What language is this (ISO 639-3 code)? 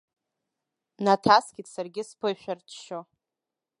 abk